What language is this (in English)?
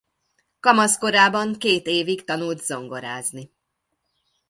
Hungarian